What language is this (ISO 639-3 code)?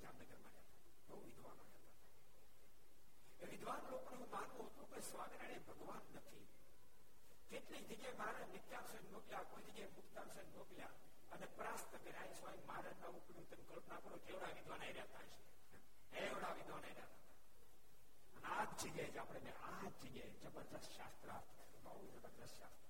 guj